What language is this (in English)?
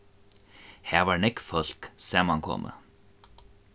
Faroese